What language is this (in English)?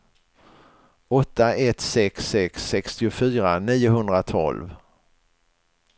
Swedish